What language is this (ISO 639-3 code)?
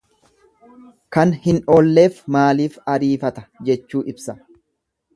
orm